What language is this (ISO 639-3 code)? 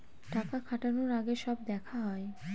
ben